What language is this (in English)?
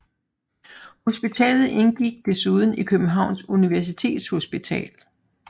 Danish